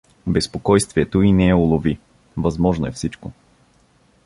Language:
Bulgarian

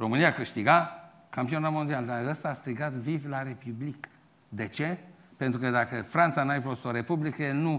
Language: Romanian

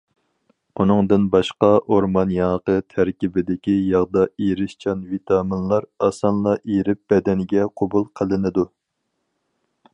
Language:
Uyghur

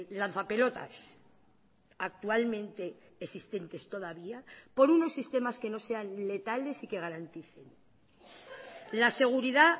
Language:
Spanish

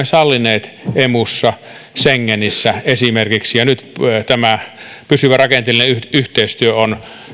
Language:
Finnish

